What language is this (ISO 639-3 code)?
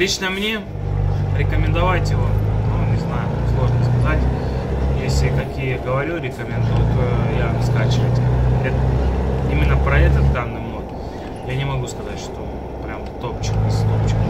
rus